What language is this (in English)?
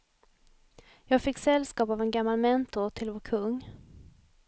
Swedish